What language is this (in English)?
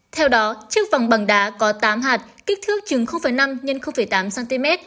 Vietnamese